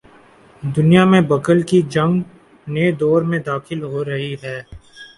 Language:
Urdu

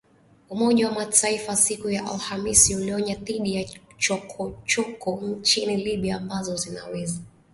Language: Swahili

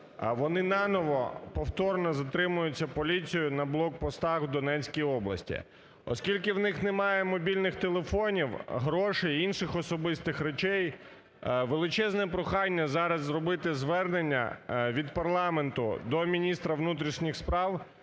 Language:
Ukrainian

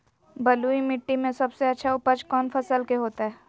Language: Magahi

